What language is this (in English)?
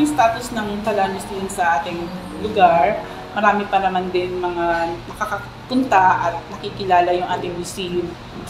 Filipino